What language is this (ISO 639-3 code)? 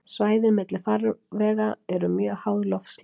isl